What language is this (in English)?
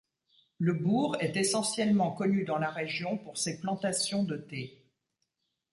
French